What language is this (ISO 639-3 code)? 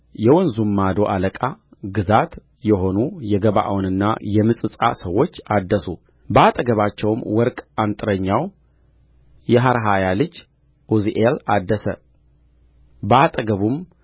amh